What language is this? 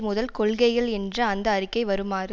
Tamil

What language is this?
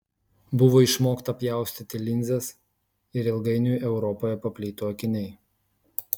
Lithuanian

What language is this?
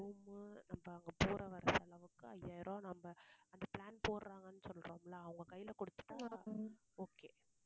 Tamil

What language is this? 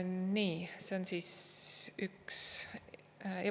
Estonian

